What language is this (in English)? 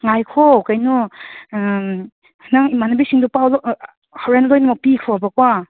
Manipuri